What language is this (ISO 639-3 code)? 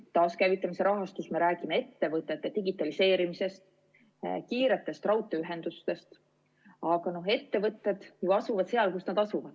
est